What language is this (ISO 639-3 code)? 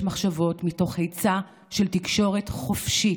heb